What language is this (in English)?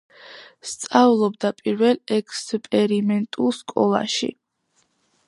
Georgian